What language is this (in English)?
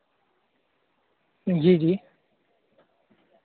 Dogri